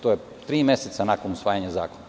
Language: Serbian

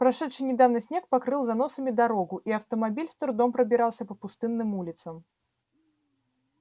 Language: Russian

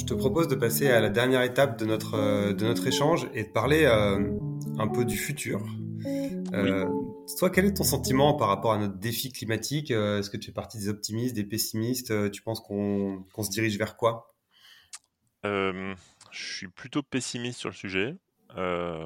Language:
French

